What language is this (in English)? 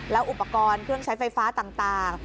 Thai